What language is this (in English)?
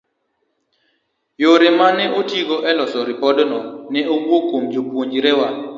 Luo (Kenya and Tanzania)